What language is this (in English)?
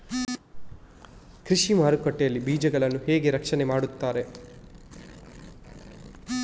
Kannada